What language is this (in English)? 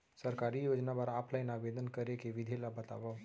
Chhattisgarhi